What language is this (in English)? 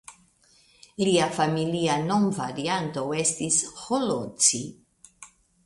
Esperanto